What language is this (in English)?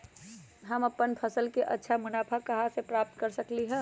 Magahi